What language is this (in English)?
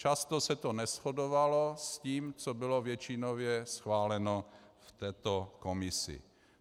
Czech